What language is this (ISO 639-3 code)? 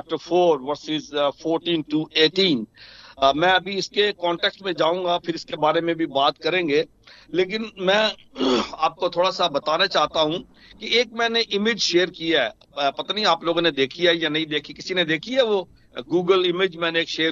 hin